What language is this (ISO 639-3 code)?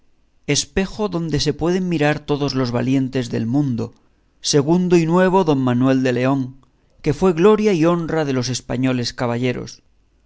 spa